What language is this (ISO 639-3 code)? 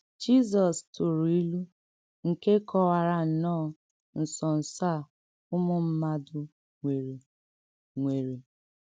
ibo